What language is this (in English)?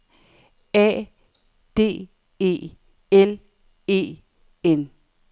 Danish